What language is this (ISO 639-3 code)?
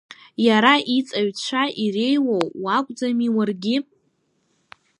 abk